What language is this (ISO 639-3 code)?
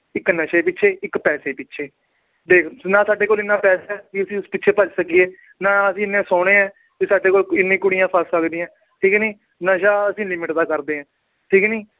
pan